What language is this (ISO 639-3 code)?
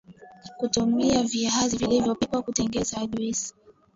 swa